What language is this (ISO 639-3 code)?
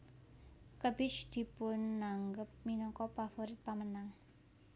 jav